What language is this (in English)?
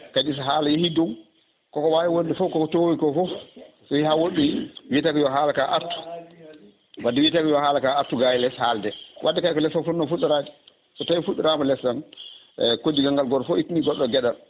Fula